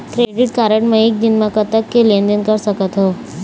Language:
Chhattisgarhi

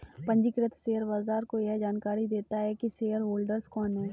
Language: Hindi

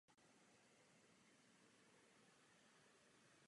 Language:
Czech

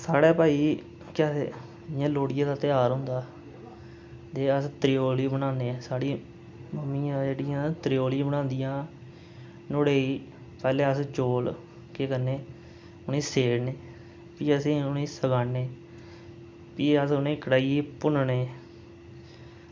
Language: Dogri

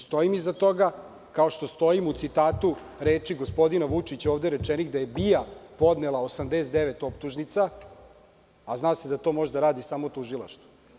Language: Serbian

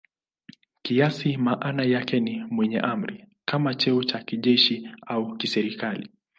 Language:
Swahili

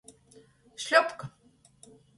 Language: Latgalian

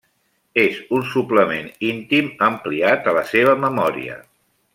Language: Catalan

